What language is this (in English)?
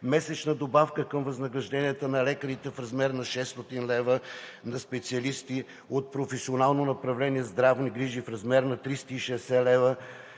Bulgarian